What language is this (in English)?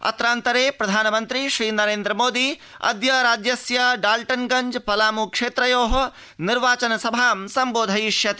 Sanskrit